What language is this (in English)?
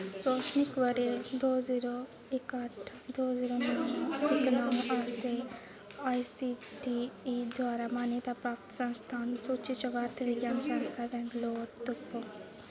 Dogri